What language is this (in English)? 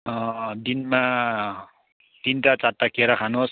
Nepali